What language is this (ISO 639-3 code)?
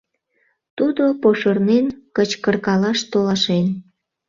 chm